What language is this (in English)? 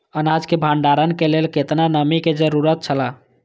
Maithili